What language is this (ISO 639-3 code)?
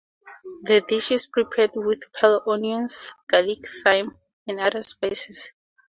eng